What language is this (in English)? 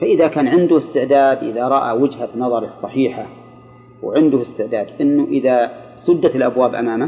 Arabic